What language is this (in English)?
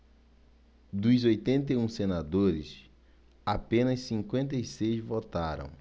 Portuguese